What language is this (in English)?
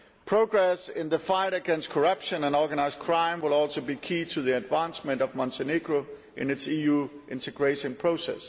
English